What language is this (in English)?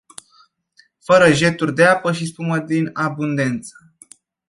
Romanian